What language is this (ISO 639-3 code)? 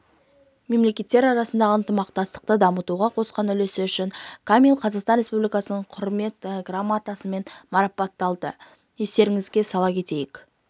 kaz